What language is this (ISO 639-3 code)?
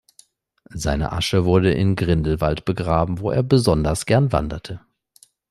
deu